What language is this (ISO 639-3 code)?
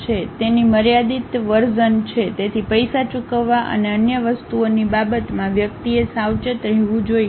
guj